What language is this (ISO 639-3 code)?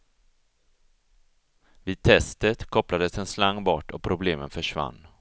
swe